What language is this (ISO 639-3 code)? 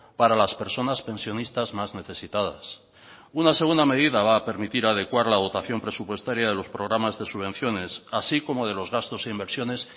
spa